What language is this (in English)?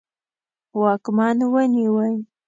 Pashto